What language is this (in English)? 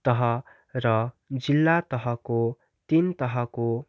Nepali